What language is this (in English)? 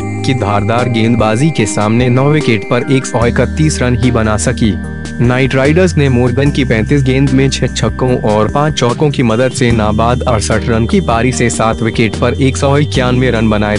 Hindi